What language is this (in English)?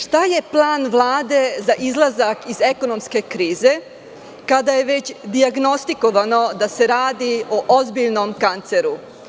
Serbian